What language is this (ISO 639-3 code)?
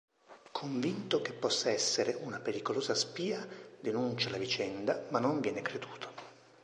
ita